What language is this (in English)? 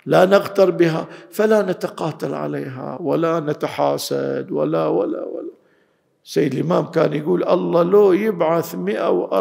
Arabic